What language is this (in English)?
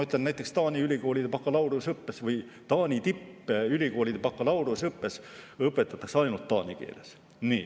Estonian